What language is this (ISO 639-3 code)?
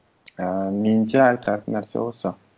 kaz